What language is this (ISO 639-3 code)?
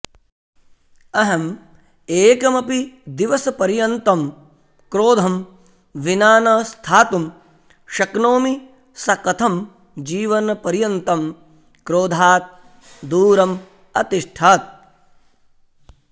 san